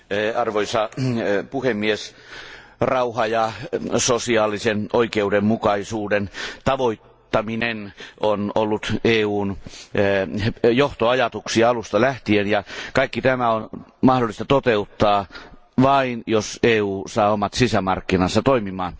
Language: Finnish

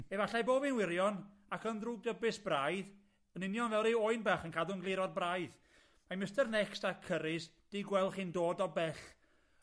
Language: Welsh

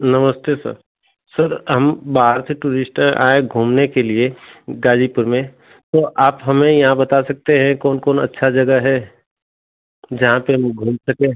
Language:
Hindi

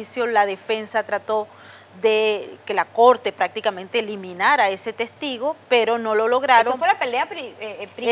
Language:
Spanish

